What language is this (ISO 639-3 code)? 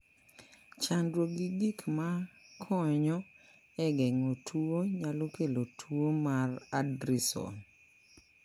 luo